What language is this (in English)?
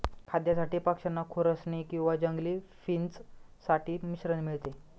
Marathi